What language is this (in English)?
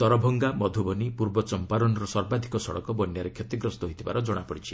Odia